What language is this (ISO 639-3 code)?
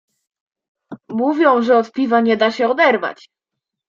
pol